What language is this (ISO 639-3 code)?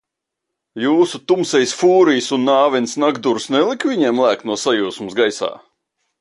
lav